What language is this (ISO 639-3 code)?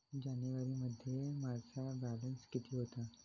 mar